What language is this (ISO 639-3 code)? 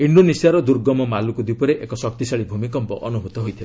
ori